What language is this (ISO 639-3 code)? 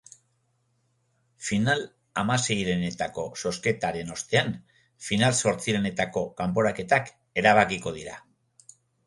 eus